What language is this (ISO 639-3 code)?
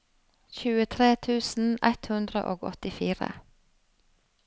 nor